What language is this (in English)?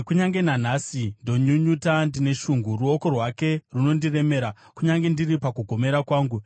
Shona